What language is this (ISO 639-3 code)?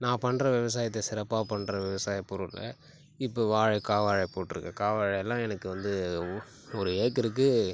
tam